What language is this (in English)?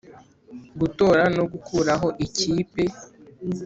Kinyarwanda